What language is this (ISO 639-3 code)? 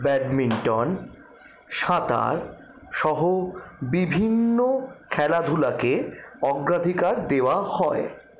ben